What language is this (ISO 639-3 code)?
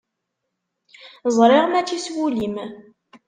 kab